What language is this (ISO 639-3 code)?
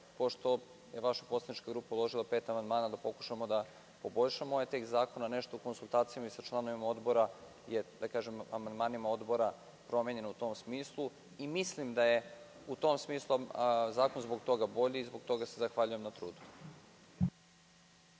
srp